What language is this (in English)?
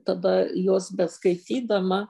Lithuanian